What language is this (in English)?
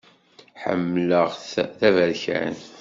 Kabyle